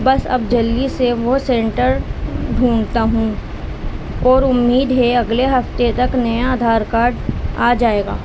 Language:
Urdu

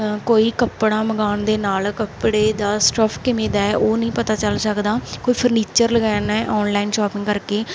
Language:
Punjabi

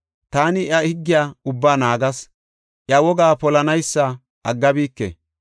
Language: Gofa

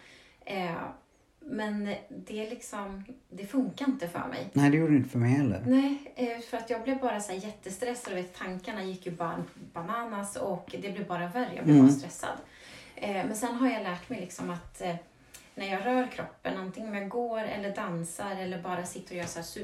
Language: Swedish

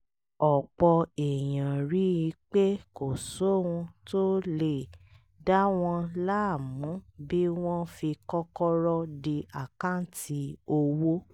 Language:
Yoruba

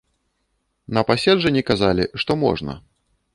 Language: Belarusian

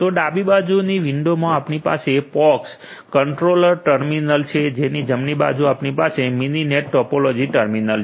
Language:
Gujarati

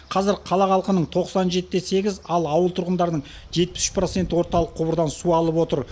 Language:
Kazakh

